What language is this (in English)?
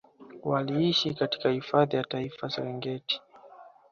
Swahili